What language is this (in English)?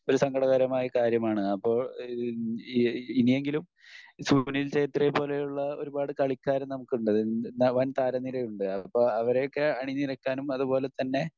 Malayalam